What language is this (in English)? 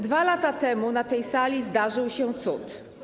Polish